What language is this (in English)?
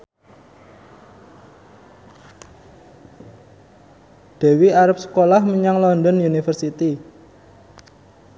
Javanese